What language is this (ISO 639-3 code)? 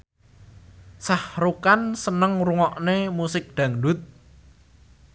jav